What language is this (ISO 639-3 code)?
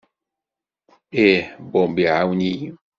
kab